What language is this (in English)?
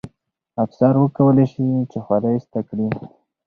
Pashto